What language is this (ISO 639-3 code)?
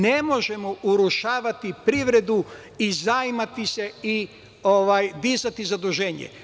srp